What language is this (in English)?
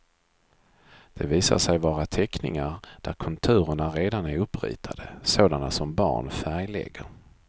Swedish